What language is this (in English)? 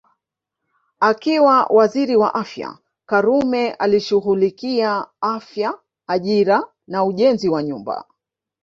Swahili